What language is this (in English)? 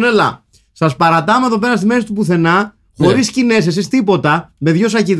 Greek